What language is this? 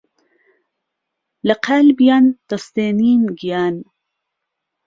Central Kurdish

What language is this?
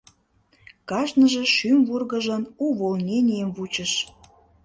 Mari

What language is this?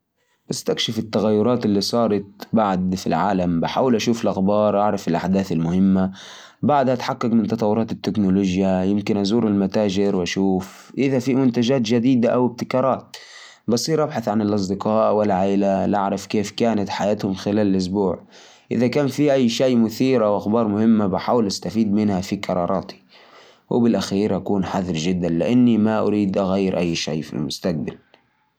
Najdi Arabic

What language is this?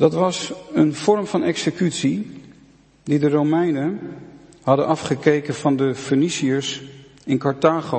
Dutch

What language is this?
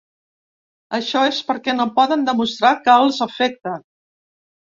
Catalan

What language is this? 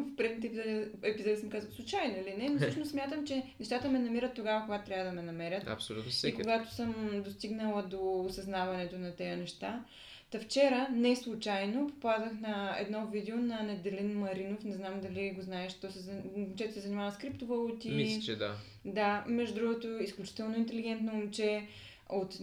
Bulgarian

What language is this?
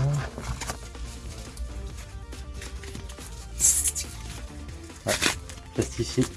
French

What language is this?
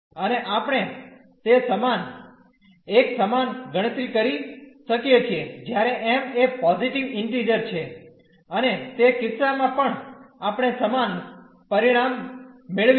Gujarati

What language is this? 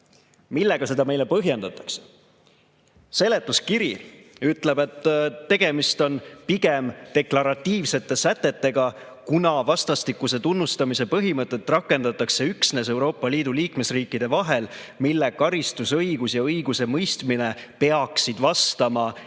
Estonian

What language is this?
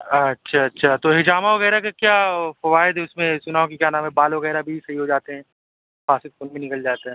Urdu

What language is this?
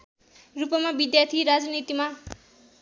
Nepali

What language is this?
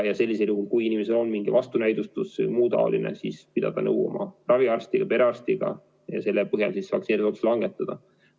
Estonian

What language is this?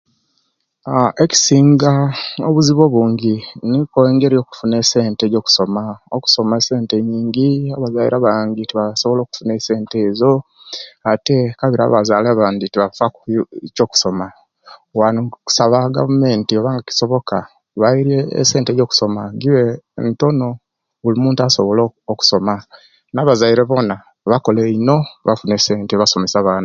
Kenyi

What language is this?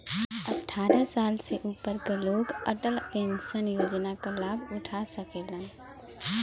Bhojpuri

